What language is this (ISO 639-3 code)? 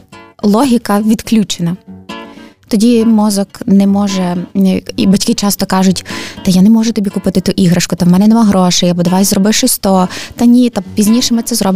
ukr